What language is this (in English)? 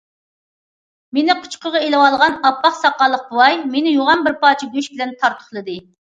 Uyghur